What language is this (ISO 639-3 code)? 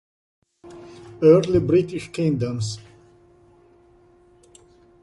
ita